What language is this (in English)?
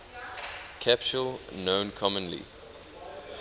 English